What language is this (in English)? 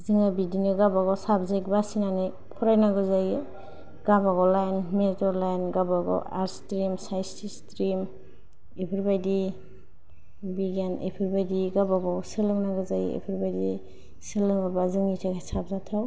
Bodo